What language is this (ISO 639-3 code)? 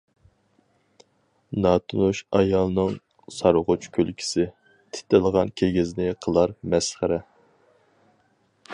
uig